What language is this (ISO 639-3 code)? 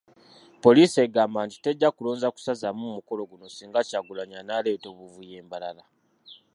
lug